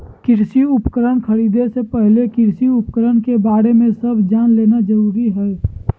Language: Magahi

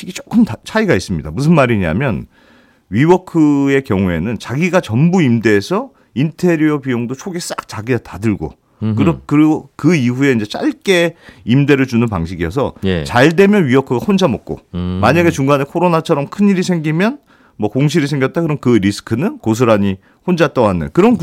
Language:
Korean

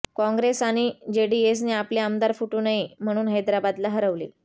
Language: Marathi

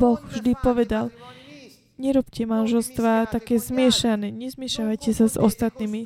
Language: Slovak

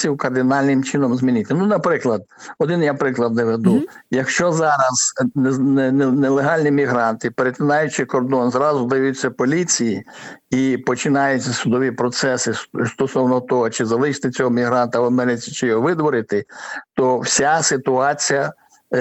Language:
Ukrainian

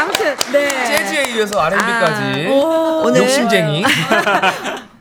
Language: Korean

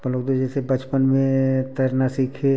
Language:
Hindi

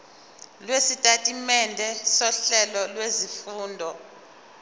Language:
Zulu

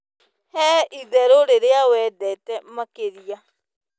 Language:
Kikuyu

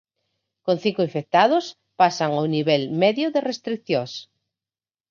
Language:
Galician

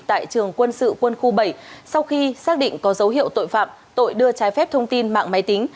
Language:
Vietnamese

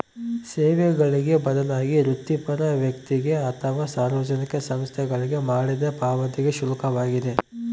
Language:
Kannada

